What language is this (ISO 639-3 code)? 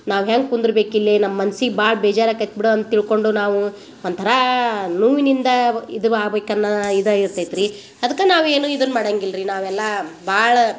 kan